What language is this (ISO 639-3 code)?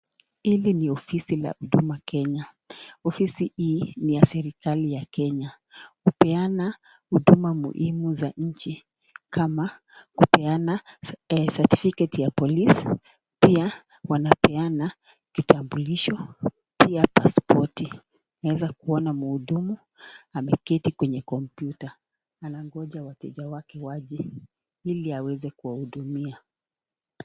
swa